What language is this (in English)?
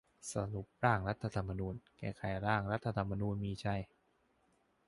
Thai